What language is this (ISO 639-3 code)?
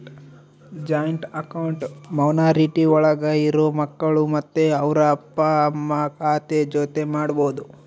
kan